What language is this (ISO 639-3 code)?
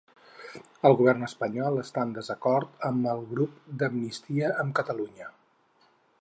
cat